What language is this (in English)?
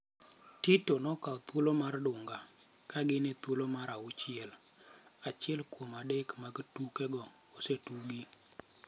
Luo (Kenya and Tanzania)